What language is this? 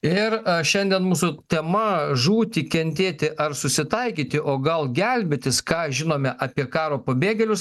Lithuanian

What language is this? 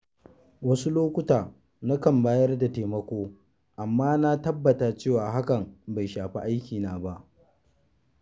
Hausa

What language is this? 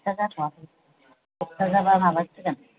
Bodo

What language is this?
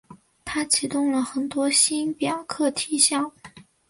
Chinese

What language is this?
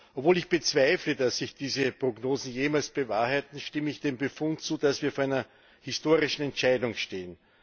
German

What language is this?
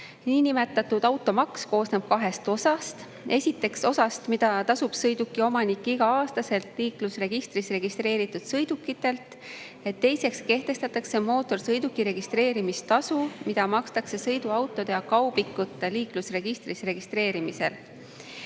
Estonian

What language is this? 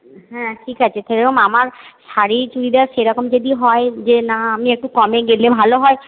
Bangla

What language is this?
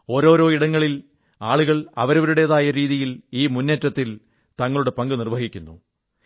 Malayalam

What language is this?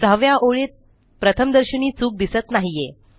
Marathi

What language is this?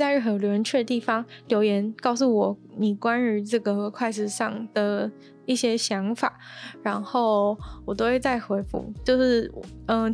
Chinese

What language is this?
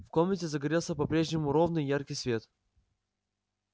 Russian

